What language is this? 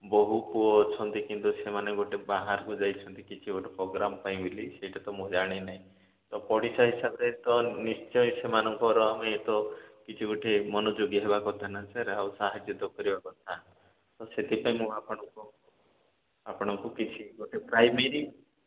Odia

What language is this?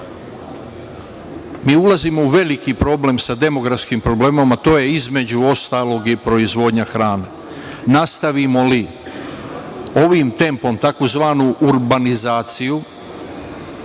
Serbian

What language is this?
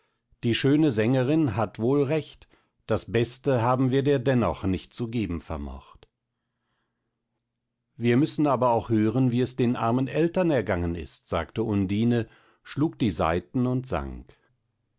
German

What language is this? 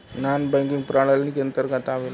Bhojpuri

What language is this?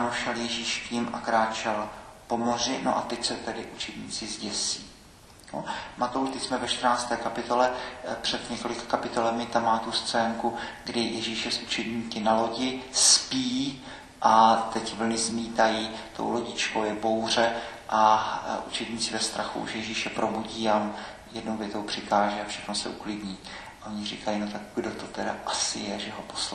Czech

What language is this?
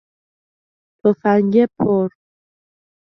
Persian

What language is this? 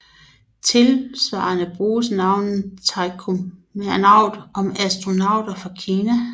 Danish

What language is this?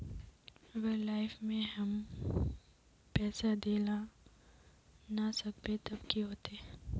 Magahi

